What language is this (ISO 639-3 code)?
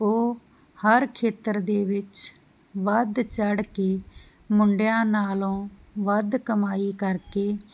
pan